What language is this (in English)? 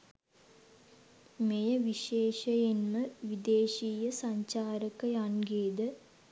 Sinhala